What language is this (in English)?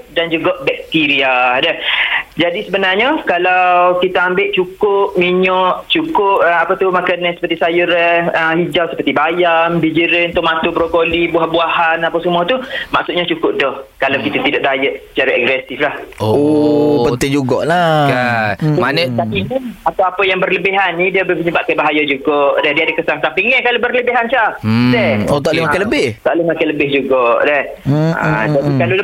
Malay